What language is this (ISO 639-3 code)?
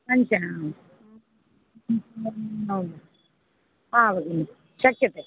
san